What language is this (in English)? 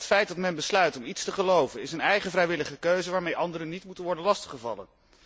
Dutch